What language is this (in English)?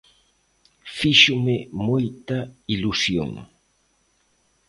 Galician